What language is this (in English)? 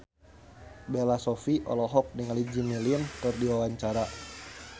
Sundanese